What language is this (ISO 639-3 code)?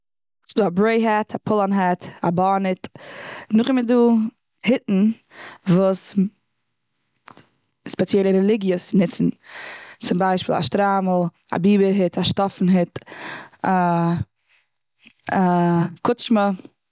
yid